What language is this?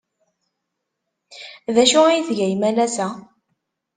Kabyle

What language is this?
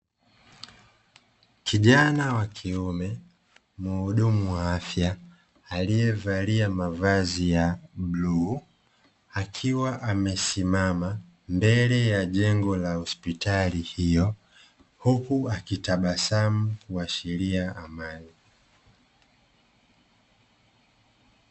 Swahili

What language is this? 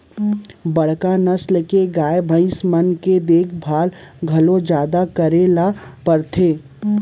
Chhattisgarhi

